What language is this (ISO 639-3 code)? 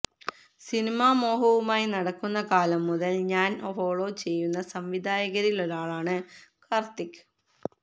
mal